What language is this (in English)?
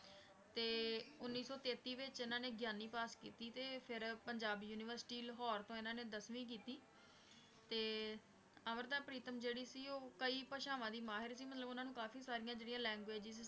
Punjabi